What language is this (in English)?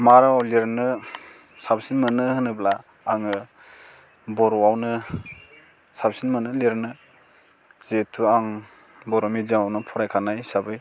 Bodo